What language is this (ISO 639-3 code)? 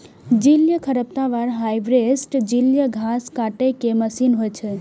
mai